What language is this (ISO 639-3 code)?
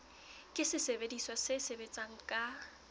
sot